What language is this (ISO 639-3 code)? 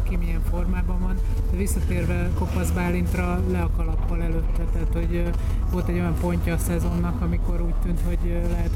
hun